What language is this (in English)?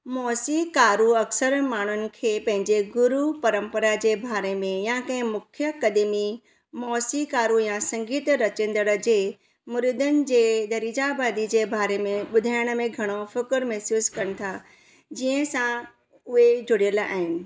Sindhi